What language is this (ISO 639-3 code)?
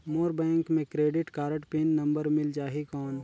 hne